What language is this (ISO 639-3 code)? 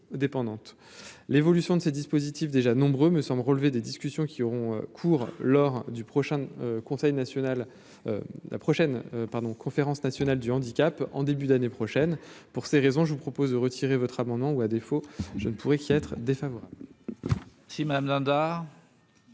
fra